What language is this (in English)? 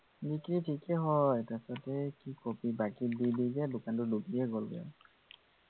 Assamese